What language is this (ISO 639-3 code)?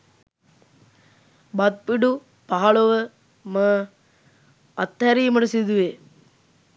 sin